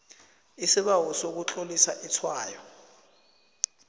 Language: South Ndebele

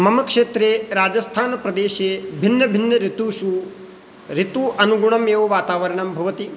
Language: Sanskrit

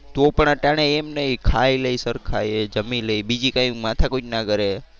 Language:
Gujarati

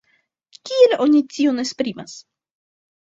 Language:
Esperanto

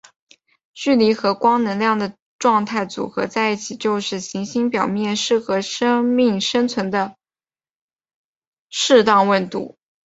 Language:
Chinese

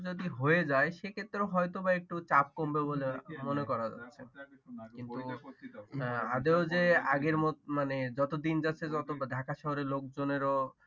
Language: Bangla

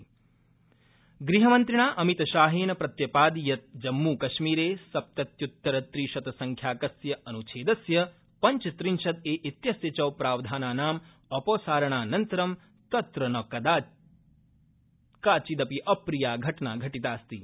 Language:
Sanskrit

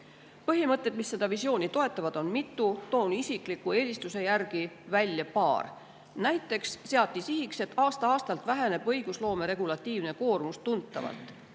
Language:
Estonian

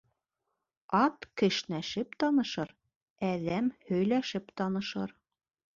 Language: Bashkir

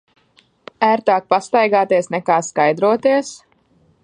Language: Latvian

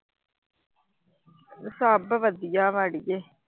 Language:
Punjabi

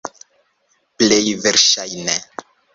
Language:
Esperanto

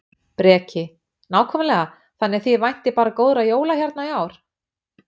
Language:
Icelandic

